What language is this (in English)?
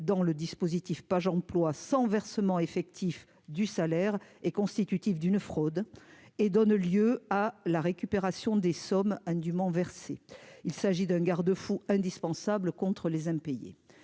French